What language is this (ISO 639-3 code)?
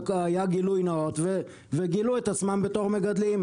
heb